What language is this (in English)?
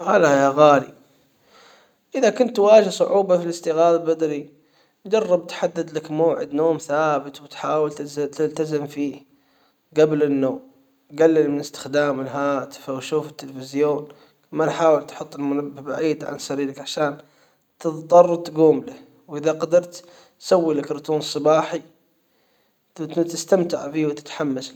Hijazi Arabic